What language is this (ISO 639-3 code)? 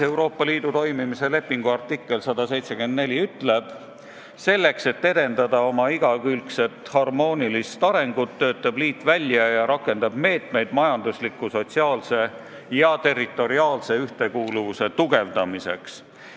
est